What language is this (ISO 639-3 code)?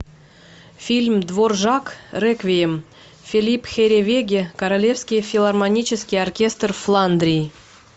rus